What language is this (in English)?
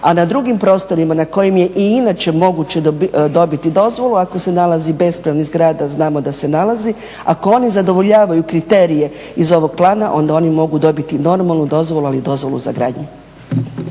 Croatian